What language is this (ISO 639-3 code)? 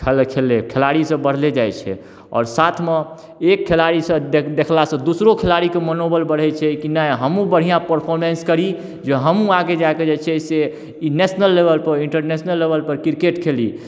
mai